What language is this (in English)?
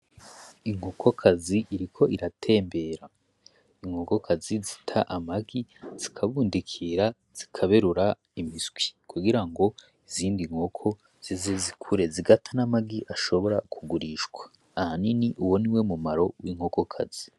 Rundi